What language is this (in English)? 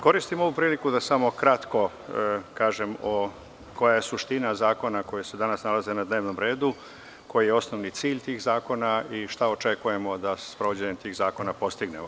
Serbian